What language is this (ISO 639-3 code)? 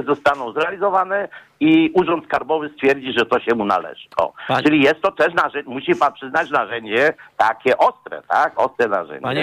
pol